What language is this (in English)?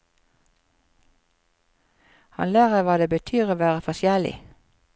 Norwegian